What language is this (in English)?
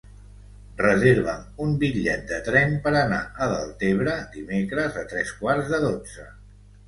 Catalan